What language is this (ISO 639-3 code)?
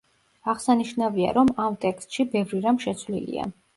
kat